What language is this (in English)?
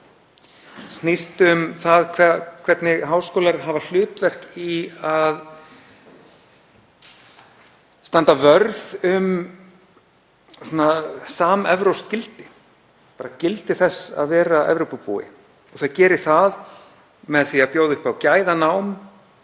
Icelandic